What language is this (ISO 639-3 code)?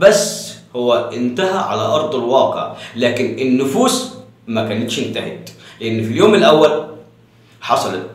ara